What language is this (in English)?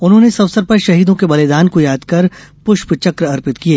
Hindi